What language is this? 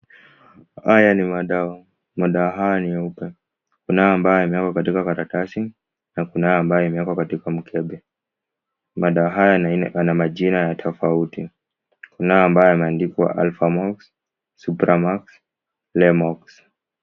Swahili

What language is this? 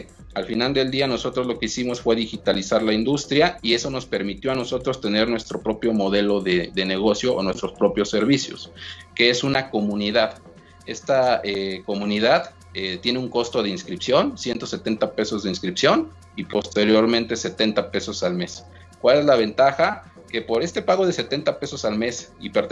Spanish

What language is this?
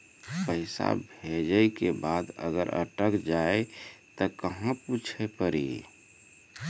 Maithili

